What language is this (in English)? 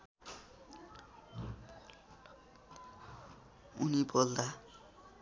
Nepali